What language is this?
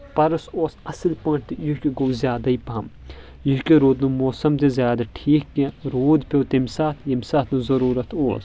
Kashmiri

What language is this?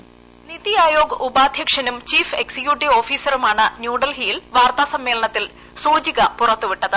Malayalam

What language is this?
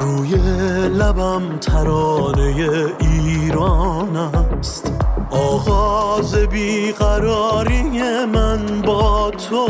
Persian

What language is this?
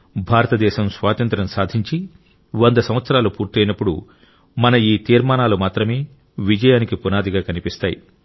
Telugu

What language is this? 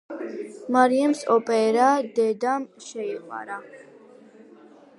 Georgian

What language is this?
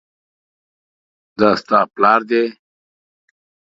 Pashto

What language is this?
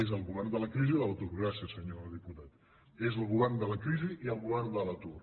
Catalan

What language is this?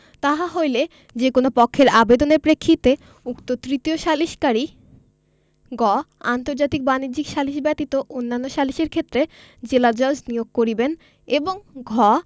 Bangla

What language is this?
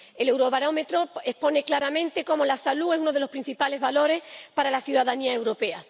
Spanish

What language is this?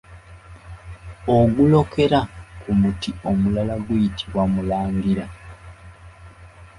Ganda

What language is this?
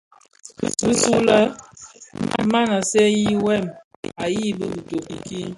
Bafia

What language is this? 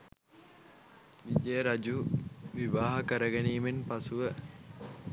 Sinhala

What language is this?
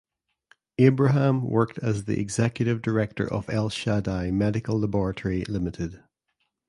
English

